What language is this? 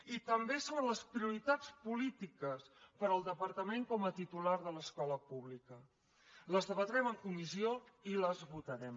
Catalan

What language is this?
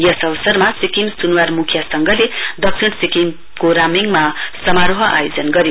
Nepali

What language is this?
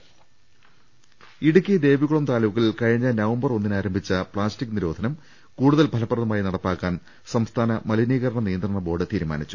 Malayalam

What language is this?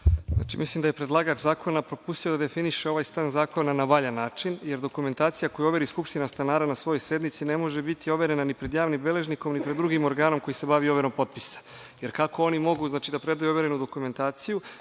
Serbian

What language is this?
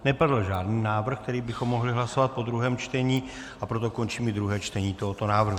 Czech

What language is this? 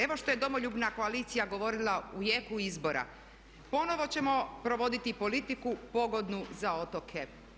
Croatian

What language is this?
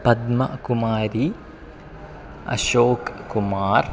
Sanskrit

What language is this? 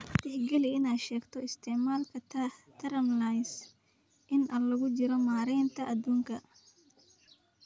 Somali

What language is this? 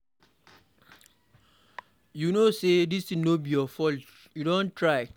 Nigerian Pidgin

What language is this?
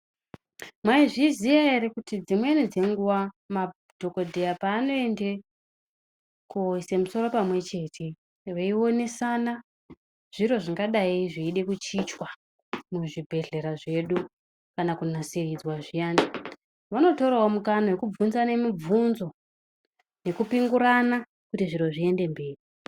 Ndau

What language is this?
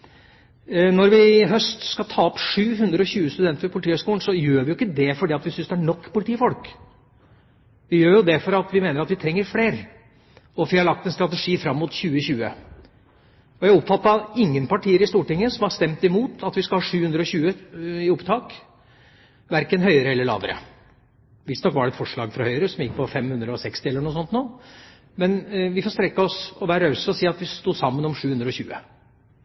Norwegian Bokmål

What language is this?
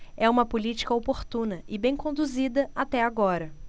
Portuguese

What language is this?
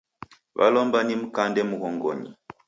Taita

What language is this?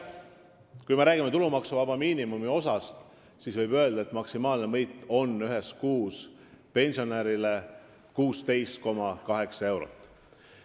Estonian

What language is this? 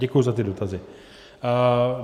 Czech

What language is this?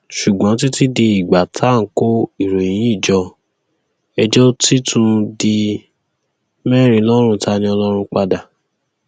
Yoruba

